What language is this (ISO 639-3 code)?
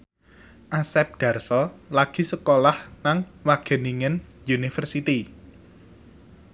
jav